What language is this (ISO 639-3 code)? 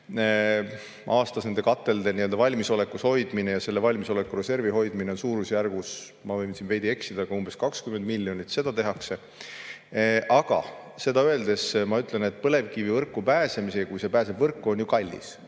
est